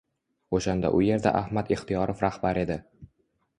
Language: Uzbek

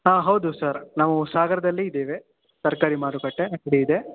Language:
Kannada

